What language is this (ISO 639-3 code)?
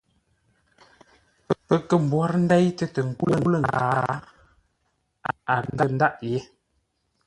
nla